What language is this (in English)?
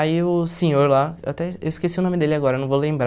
Portuguese